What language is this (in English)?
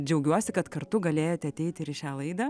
Lithuanian